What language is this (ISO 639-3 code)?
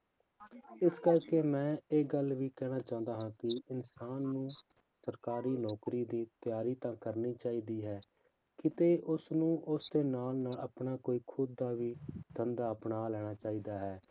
pan